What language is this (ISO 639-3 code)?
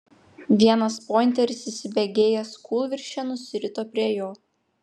lit